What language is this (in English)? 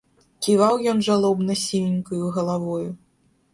Belarusian